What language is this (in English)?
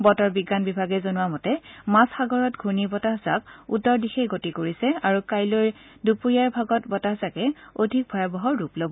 Assamese